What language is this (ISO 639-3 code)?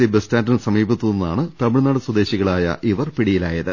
mal